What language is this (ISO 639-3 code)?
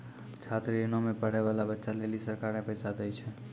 mai